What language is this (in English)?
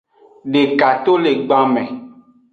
Aja (Benin)